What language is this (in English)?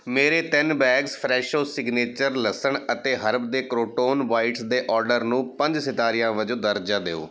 Punjabi